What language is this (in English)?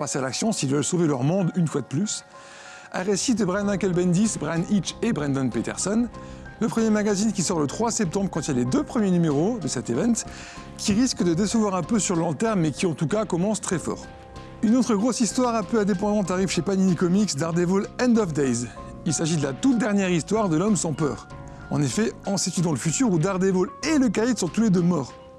French